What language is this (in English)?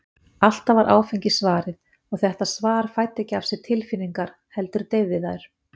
Icelandic